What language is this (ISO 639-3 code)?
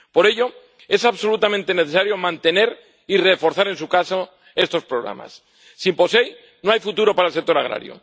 spa